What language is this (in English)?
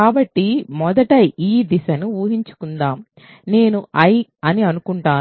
Telugu